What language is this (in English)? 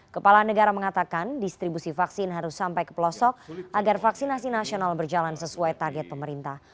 Indonesian